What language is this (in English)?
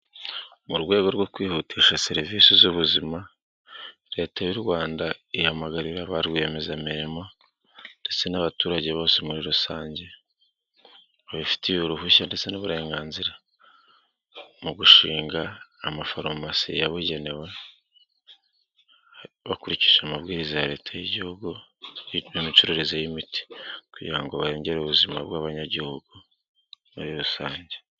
Kinyarwanda